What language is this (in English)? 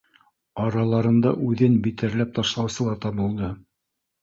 Bashkir